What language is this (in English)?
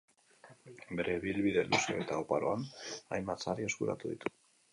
Basque